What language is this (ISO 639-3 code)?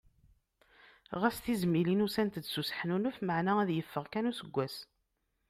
kab